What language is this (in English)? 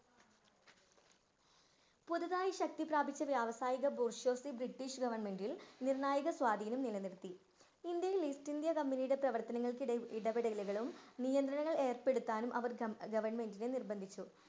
Malayalam